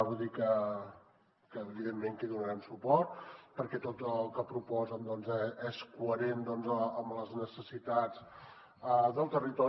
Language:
Catalan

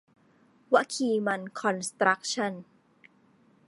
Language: Thai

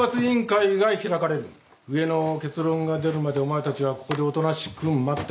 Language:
Japanese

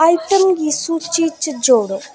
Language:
Dogri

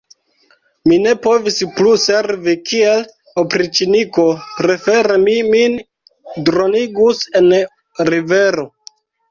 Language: Esperanto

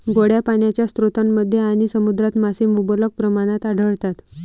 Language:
Marathi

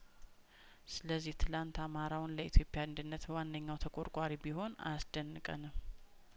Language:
Amharic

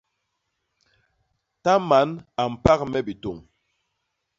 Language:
Basaa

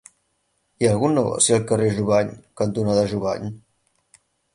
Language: Catalan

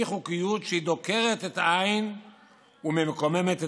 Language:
Hebrew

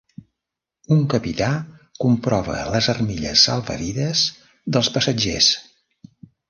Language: Catalan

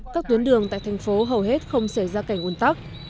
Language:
Vietnamese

